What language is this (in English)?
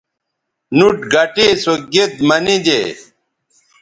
Bateri